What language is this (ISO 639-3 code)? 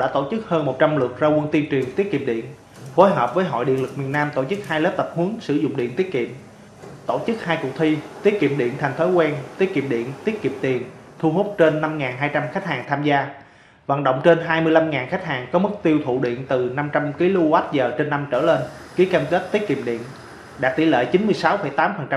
vie